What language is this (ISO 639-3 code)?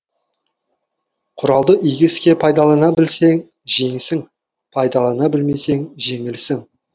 kaz